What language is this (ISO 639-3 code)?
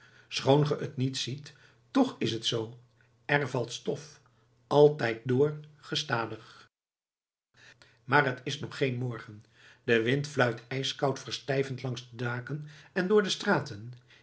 nld